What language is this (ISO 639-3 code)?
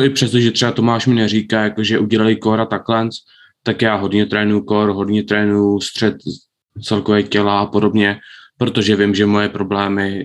ces